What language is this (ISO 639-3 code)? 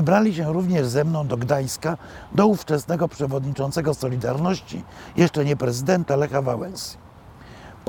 pol